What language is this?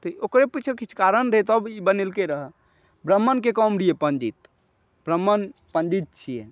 Maithili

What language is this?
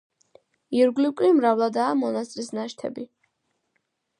Georgian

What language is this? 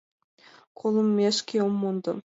Mari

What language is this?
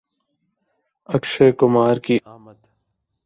Urdu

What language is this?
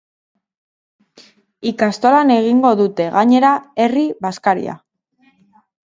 Basque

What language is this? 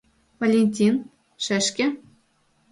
Mari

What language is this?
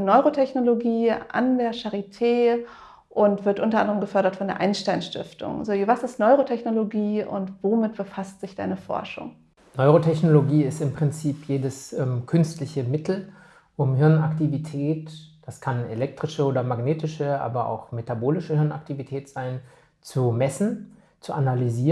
German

